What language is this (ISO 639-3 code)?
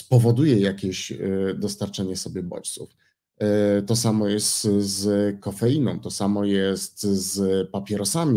pol